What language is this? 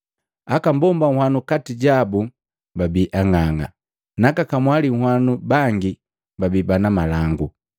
Matengo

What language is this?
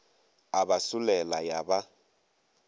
Northern Sotho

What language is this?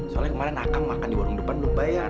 Indonesian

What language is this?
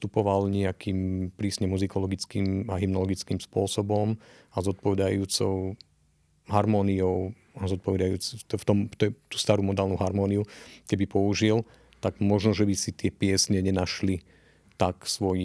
Slovak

